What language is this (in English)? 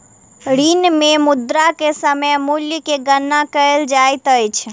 Maithili